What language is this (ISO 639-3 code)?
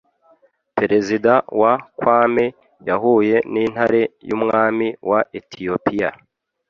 kin